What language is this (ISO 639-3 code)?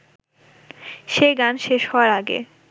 ben